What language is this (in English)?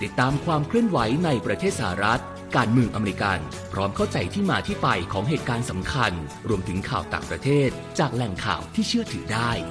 Thai